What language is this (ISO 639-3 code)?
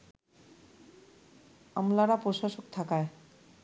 ben